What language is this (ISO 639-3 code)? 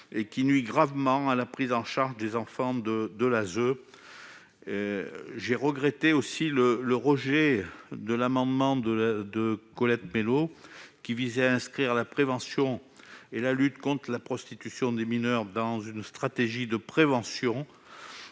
fra